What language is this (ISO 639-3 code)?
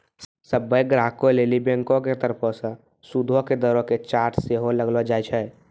mai